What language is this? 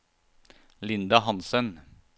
Norwegian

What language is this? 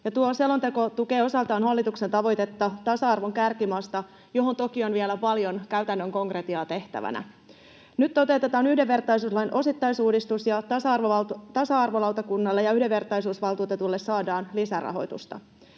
Finnish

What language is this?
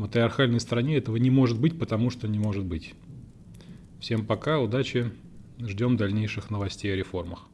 Russian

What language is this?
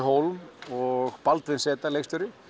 Icelandic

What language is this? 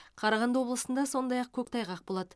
Kazakh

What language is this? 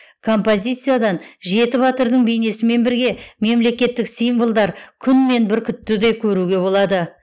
Kazakh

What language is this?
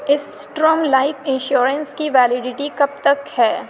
Urdu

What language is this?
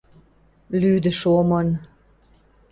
Western Mari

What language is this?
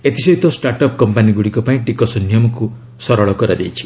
Odia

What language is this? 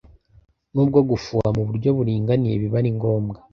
Kinyarwanda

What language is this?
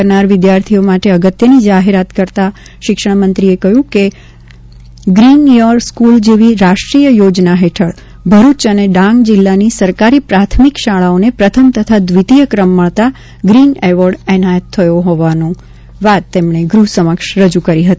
Gujarati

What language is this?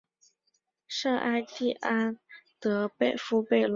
Chinese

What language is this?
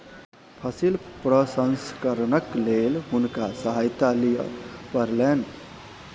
Maithili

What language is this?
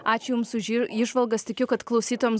Lithuanian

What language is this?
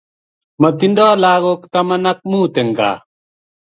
Kalenjin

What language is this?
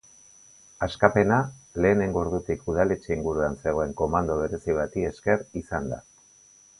Basque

